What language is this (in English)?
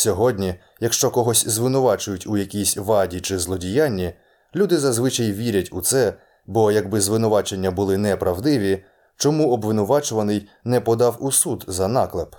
Ukrainian